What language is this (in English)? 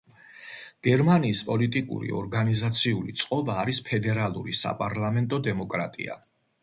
Georgian